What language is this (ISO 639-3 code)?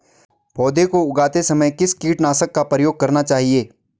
hin